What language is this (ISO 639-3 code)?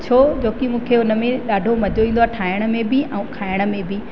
snd